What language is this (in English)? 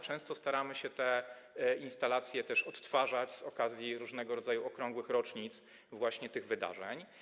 Polish